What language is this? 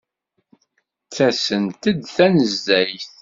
Kabyle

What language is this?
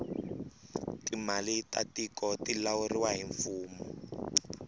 Tsonga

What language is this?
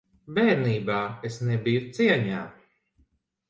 Latvian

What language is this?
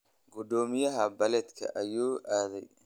Somali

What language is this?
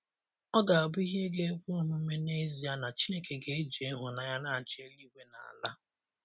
Igbo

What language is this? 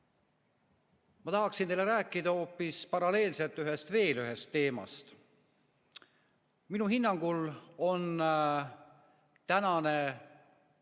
Estonian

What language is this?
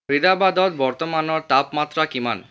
Assamese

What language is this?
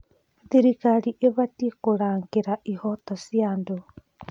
Kikuyu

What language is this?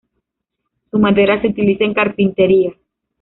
Spanish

